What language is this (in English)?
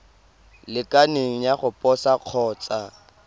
Tswana